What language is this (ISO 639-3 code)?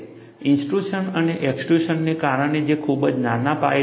guj